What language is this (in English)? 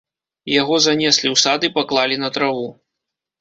Belarusian